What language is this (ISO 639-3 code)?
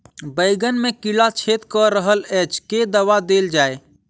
mai